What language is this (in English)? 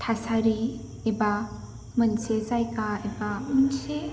Bodo